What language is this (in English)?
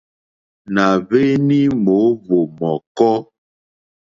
Mokpwe